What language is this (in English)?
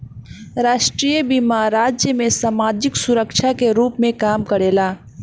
Bhojpuri